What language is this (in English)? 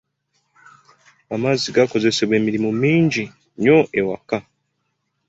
Ganda